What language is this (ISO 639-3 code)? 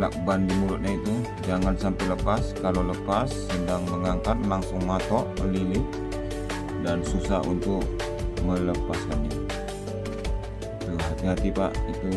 ind